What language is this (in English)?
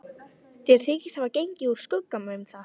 Icelandic